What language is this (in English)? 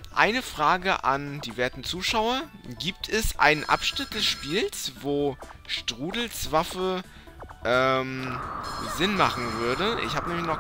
German